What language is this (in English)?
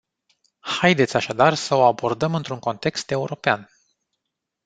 Romanian